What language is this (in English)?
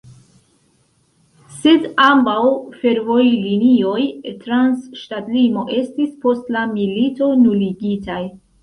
Esperanto